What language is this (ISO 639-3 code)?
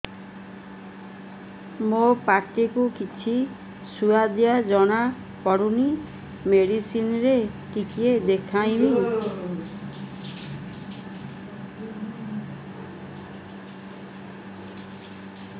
ori